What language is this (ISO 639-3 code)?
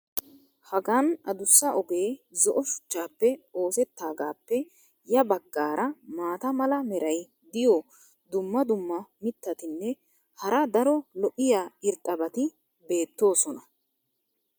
wal